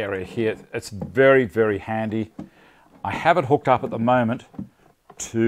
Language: English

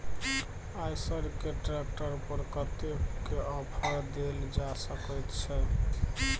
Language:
Maithili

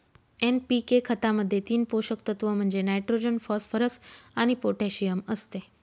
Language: Marathi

